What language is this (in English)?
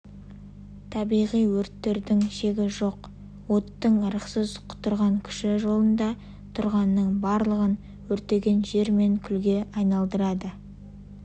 Kazakh